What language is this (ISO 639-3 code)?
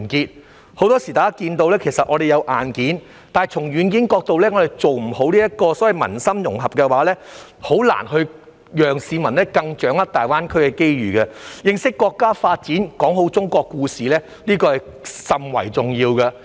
yue